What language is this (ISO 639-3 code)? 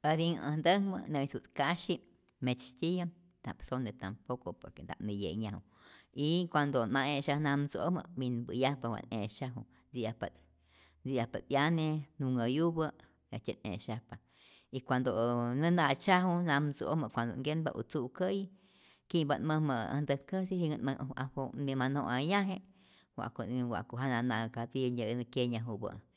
zor